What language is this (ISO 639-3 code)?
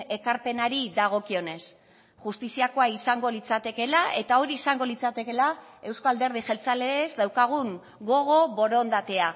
eus